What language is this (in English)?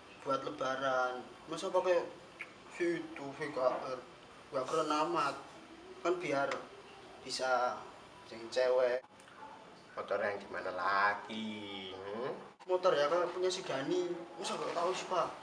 Indonesian